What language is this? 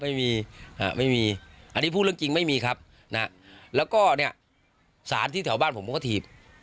Thai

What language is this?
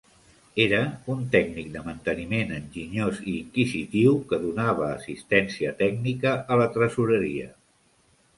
Catalan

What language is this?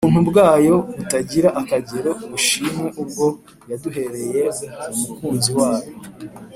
Kinyarwanda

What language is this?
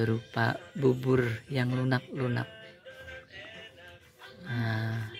Indonesian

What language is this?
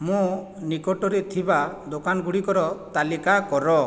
Odia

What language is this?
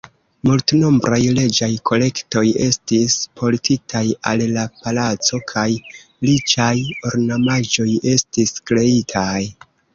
Esperanto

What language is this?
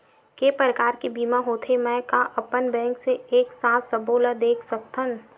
Chhattisgarhi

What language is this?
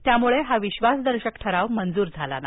Marathi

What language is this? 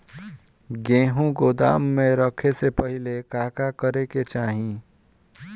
Bhojpuri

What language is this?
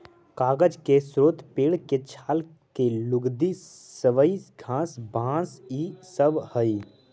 Magahi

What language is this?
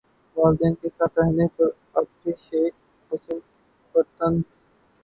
Urdu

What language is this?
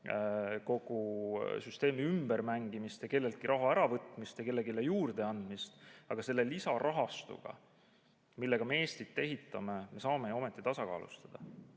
Estonian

